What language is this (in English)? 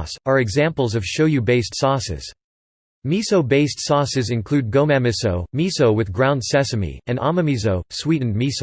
English